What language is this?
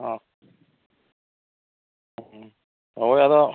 Santali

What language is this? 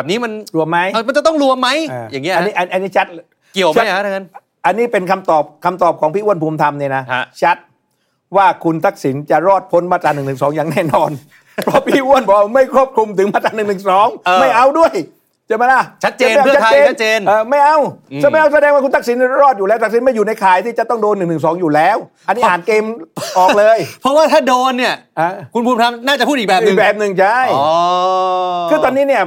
Thai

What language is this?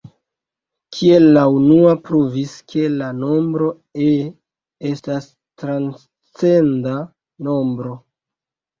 Esperanto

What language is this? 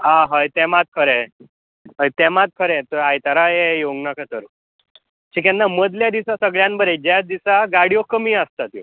Konkani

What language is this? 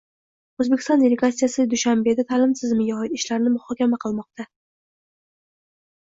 Uzbek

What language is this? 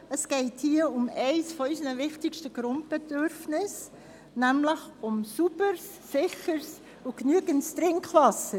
Swiss German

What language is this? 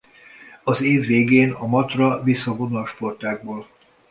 Hungarian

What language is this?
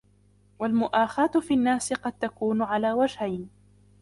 Arabic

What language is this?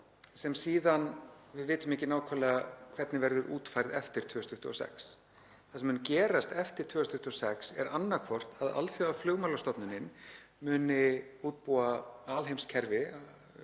Icelandic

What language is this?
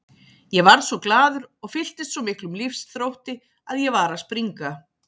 Icelandic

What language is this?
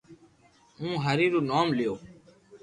Loarki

